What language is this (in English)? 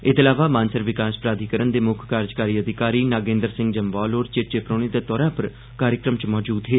Dogri